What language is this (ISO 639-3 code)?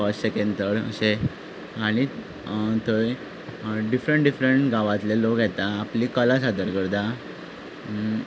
kok